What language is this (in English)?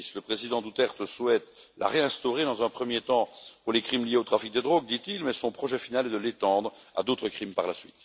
French